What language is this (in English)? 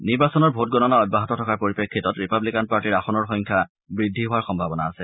Assamese